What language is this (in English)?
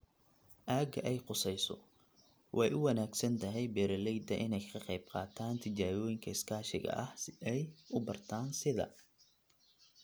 Somali